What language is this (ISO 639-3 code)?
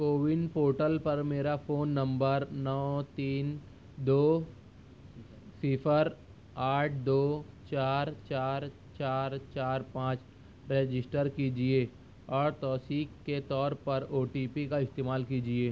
urd